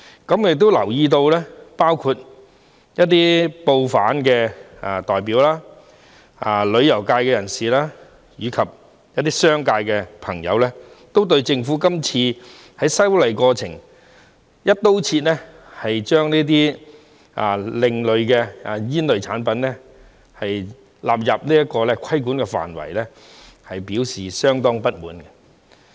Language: Cantonese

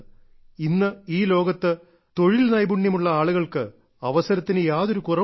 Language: Malayalam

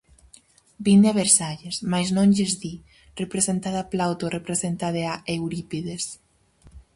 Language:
Galician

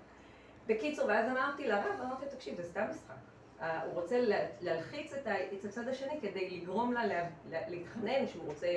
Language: Hebrew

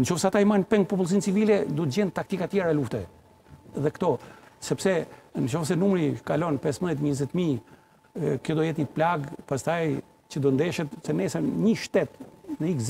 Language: Romanian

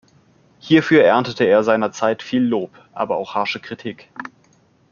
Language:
German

